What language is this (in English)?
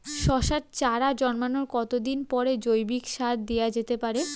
Bangla